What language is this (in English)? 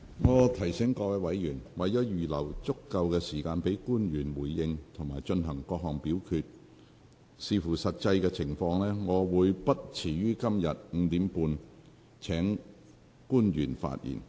Cantonese